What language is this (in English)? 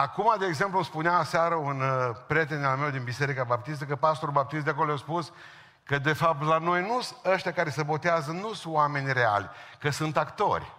Romanian